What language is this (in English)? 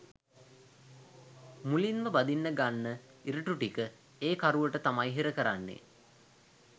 Sinhala